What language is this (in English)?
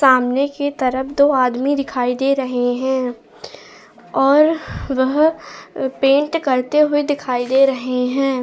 Hindi